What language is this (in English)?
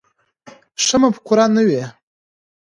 Pashto